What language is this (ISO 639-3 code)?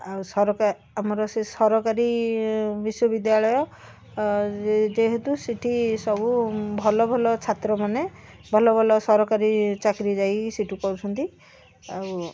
ori